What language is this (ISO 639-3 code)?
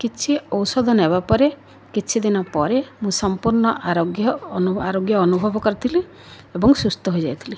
ori